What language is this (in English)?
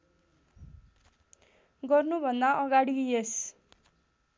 Nepali